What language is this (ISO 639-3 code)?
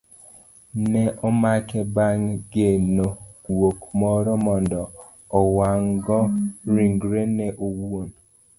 luo